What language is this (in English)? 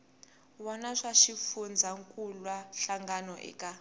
Tsonga